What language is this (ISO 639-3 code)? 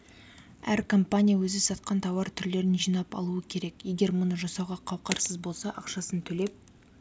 kaz